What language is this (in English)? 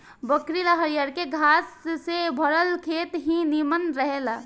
Bhojpuri